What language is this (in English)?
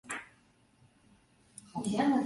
Chinese